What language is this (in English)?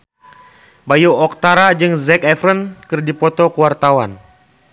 Sundanese